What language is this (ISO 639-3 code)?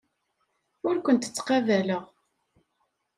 kab